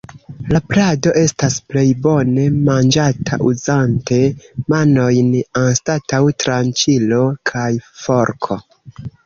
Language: Esperanto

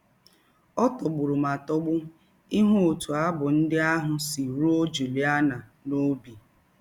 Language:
Igbo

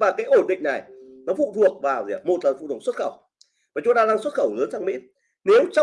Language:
Vietnamese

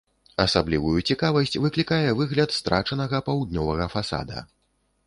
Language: Belarusian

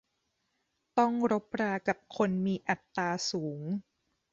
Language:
Thai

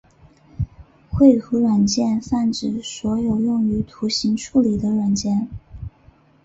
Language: Chinese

